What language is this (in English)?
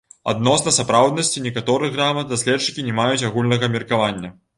Belarusian